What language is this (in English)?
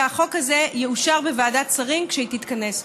Hebrew